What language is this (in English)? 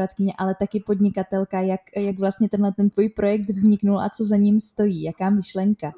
Czech